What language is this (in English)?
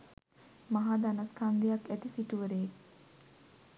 Sinhala